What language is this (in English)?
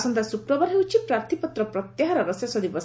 Odia